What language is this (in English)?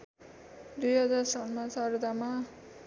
Nepali